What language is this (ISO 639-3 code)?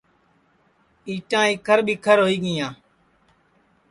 ssi